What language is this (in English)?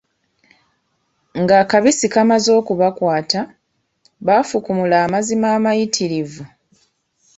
Ganda